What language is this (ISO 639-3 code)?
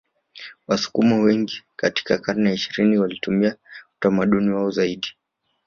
swa